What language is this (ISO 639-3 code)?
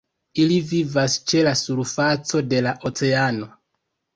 epo